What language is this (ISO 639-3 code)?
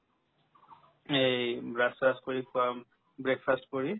asm